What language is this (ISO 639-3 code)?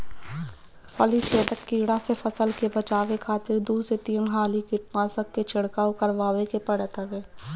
bho